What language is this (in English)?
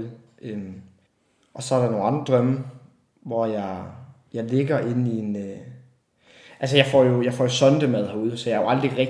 Danish